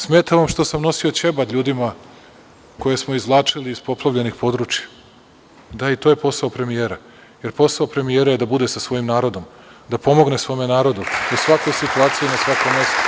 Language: Serbian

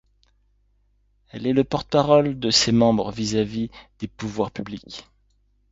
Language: French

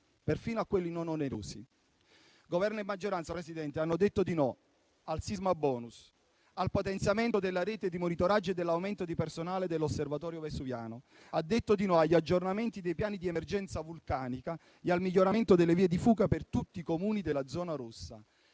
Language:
Italian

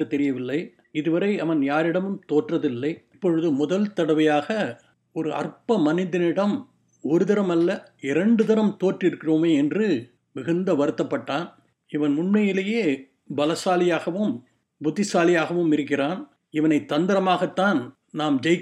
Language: Tamil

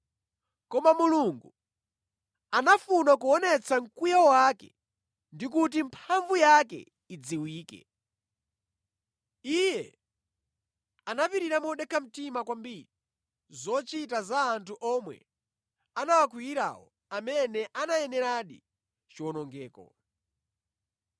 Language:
Nyanja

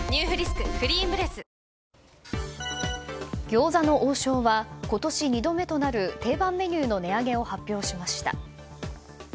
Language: Japanese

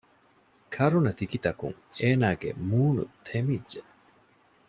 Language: Divehi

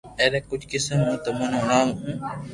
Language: Loarki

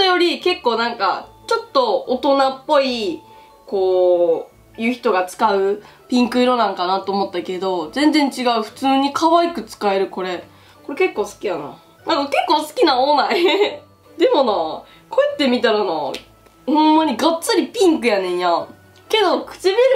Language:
Japanese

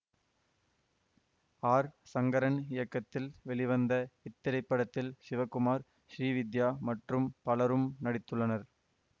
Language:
Tamil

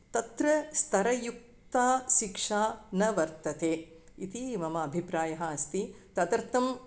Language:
Sanskrit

